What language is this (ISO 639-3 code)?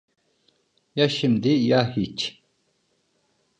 tur